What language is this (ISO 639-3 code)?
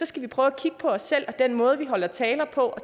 dan